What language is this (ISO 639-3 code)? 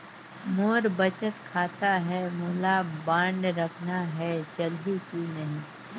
hne